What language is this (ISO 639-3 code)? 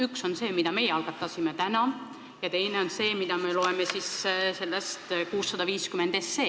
est